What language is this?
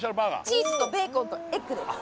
Japanese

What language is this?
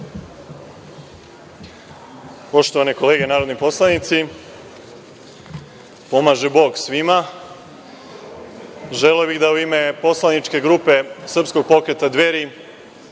Serbian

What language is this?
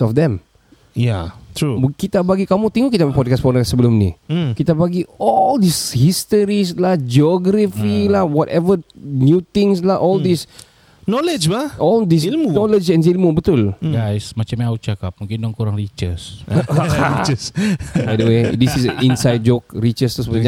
Malay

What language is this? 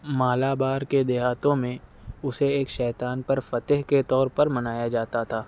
Urdu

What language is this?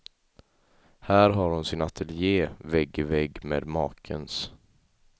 Swedish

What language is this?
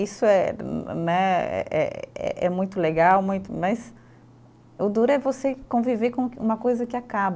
Portuguese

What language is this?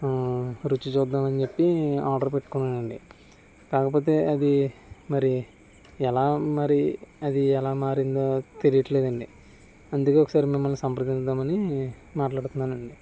Telugu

